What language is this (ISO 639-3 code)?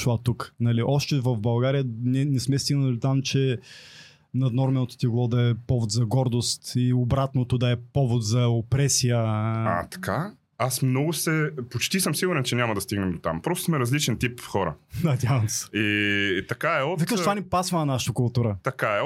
bul